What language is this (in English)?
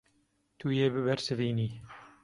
Kurdish